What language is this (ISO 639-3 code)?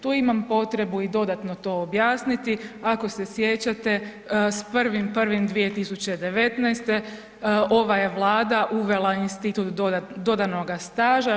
hrv